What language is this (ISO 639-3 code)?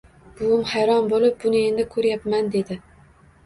uzb